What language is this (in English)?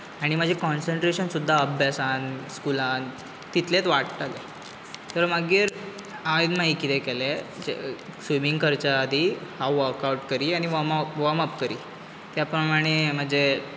Konkani